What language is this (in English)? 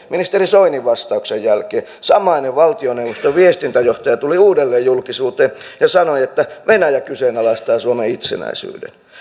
Finnish